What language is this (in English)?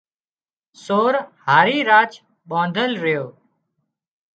Wadiyara Koli